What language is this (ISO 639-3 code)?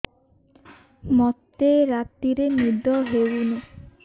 ori